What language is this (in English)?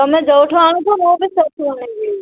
Odia